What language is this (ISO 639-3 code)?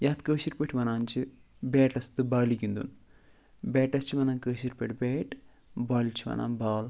kas